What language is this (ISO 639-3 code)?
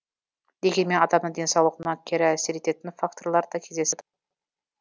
kaz